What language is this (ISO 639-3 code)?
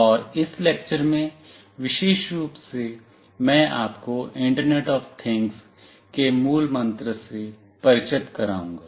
hin